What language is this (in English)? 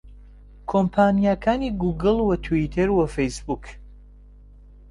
Central Kurdish